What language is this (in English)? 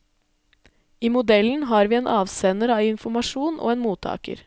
Norwegian